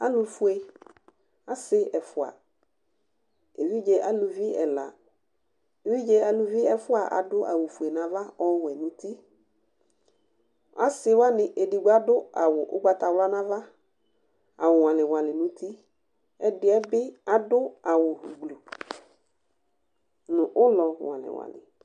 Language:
Ikposo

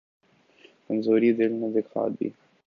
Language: Urdu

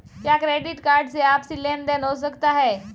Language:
Hindi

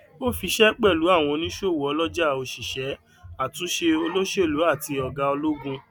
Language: Yoruba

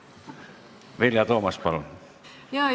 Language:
Estonian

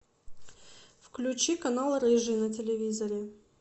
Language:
Russian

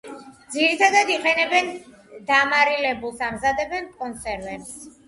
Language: Georgian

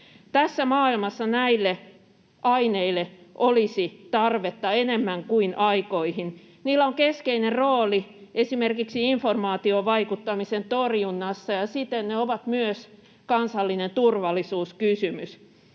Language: Finnish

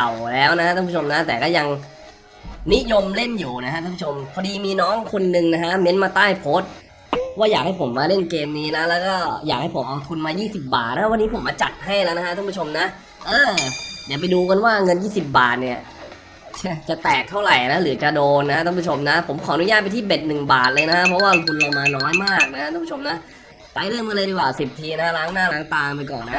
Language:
Thai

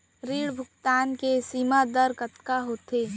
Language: Chhattisgarhi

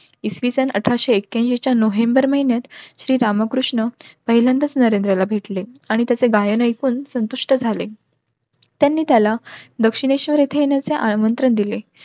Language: Marathi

